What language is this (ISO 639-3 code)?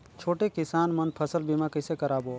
hne